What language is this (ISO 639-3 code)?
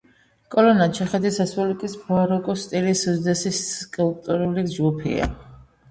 kat